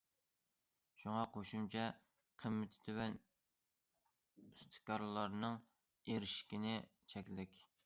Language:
Uyghur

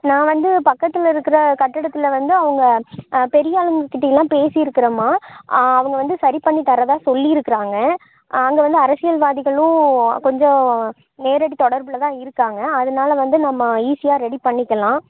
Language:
Tamil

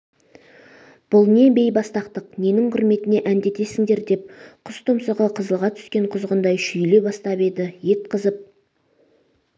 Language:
Kazakh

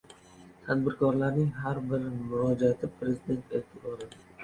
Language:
Uzbek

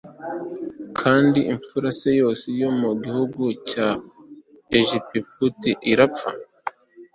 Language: Kinyarwanda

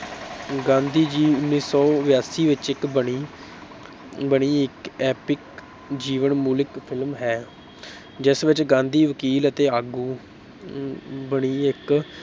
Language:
Punjabi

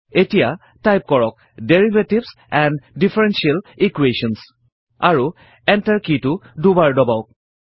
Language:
Assamese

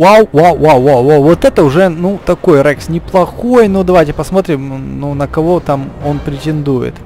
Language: Russian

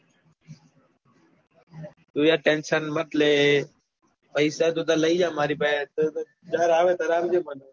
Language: Gujarati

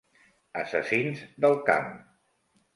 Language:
Catalan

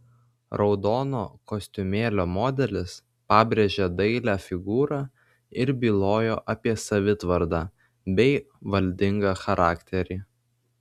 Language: Lithuanian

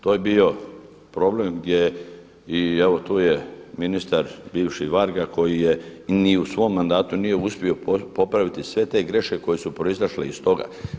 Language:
Croatian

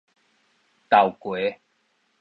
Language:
Min Nan Chinese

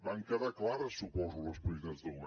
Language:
Catalan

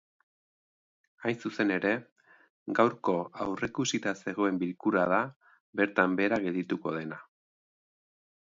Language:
Basque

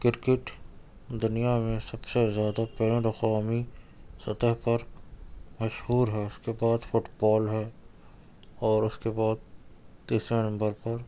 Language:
Urdu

